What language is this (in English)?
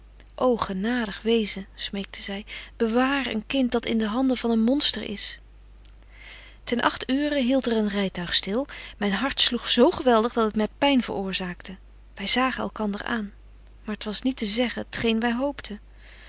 Dutch